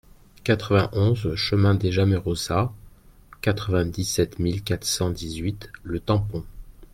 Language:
French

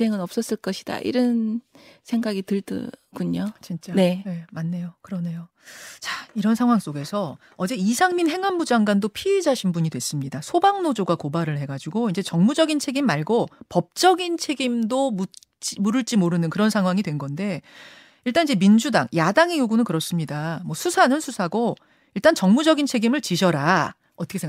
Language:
Korean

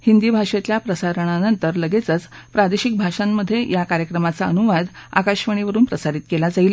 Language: Marathi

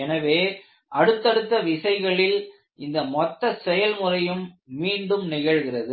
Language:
Tamil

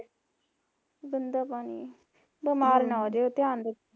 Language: Punjabi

